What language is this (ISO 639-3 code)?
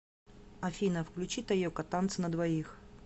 rus